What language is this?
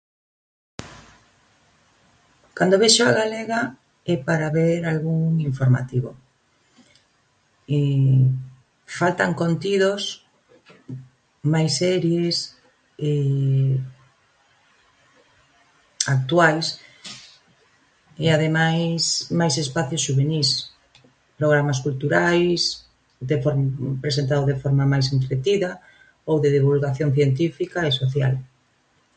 Galician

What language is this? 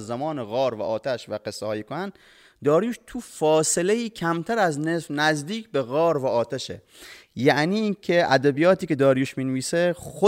Persian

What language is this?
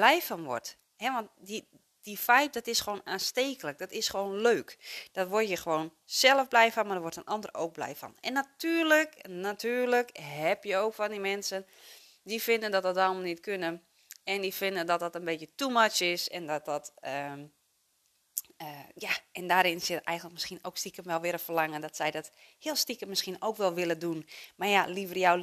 Dutch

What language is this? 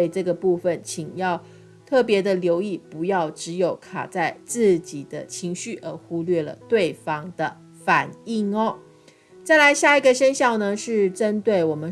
Chinese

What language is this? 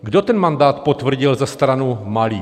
Czech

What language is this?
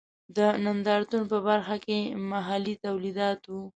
Pashto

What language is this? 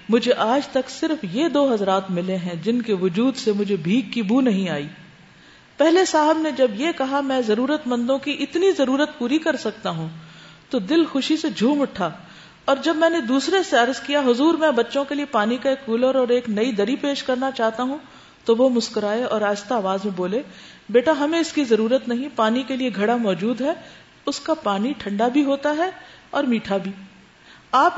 Urdu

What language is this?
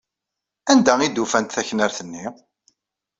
Kabyle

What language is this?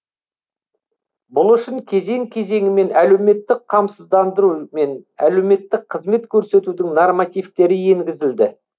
Kazakh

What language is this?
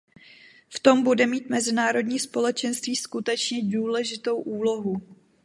Czech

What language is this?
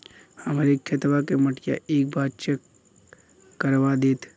Bhojpuri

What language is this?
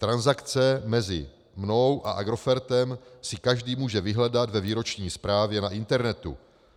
Czech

